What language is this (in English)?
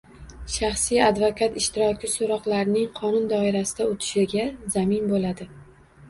Uzbek